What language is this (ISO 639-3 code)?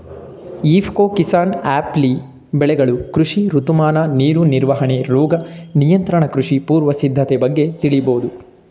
kan